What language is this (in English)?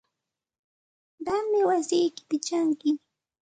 Santa Ana de Tusi Pasco Quechua